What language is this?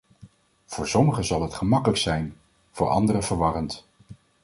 Dutch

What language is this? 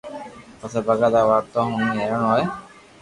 Loarki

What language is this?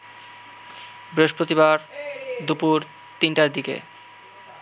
Bangla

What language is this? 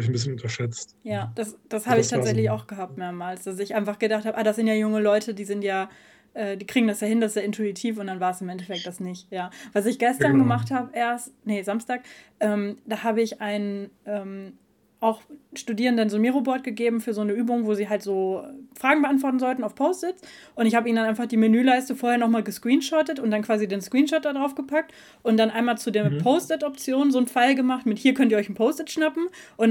German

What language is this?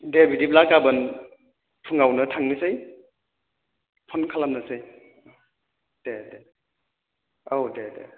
Bodo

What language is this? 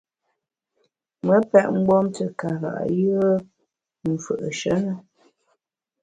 Bamun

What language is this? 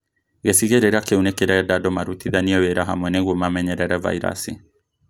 Kikuyu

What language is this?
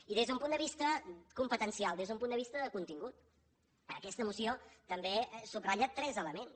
Catalan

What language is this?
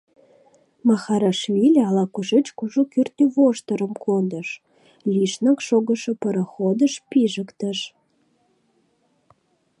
Mari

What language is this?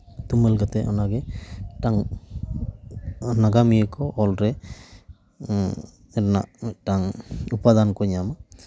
Santali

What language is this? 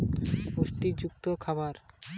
Bangla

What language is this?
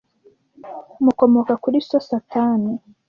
Kinyarwanda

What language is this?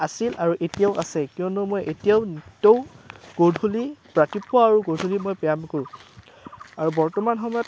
Assamese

